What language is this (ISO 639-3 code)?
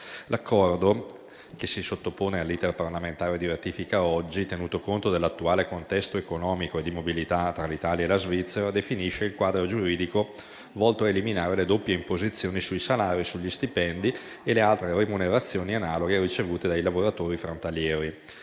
ita